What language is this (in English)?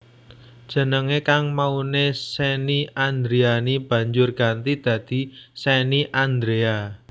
Javanese